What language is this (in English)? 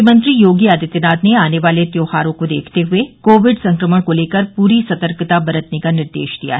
Hindi